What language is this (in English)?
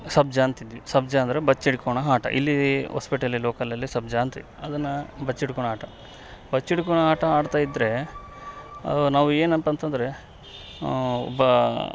Kannada